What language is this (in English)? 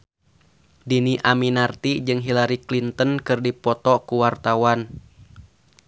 Sundanese